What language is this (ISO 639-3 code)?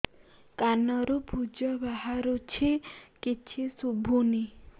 ori